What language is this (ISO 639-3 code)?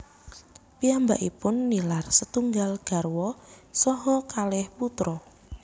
jav